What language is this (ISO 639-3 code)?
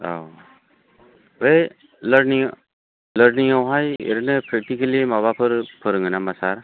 brx